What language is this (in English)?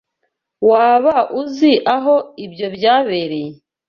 Kinyarwanda